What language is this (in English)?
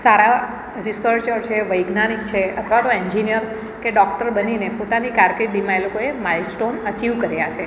Gujarati